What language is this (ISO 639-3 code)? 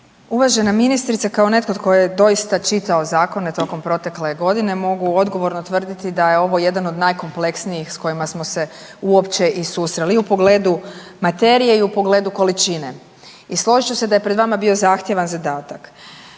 hrv